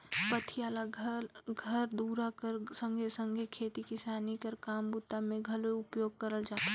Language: Chhattisgarhi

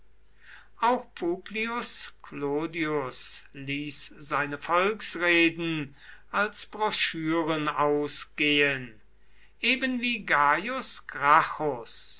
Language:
German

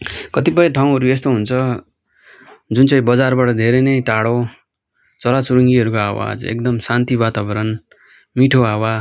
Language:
Nepali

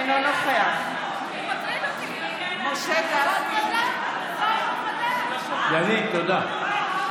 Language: Hebrew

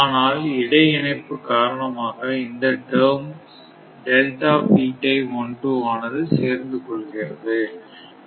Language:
Tamil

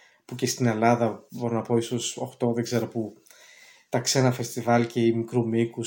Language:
Greek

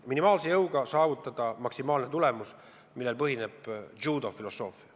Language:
Estonian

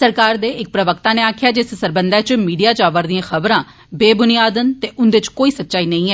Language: Dogri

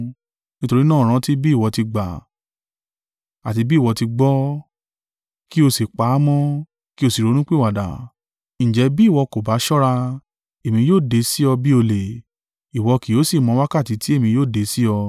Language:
Yoruba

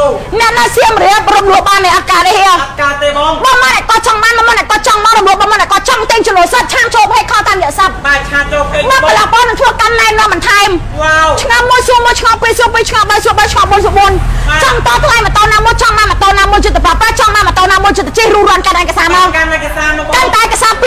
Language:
Thai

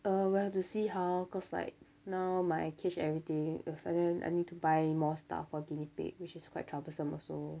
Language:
English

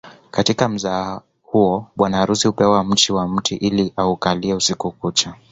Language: Swahili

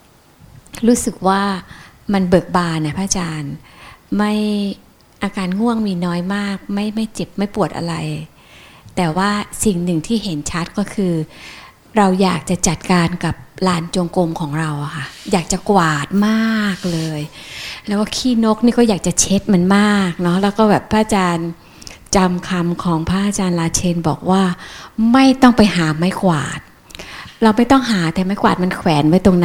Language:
Thai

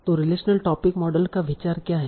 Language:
Hindi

